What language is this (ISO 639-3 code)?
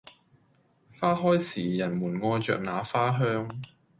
yue